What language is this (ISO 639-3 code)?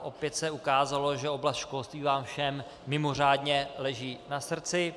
ces